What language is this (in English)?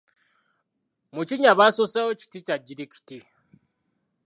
Ganda